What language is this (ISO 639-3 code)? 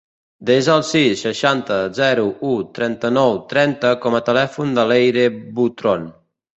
cat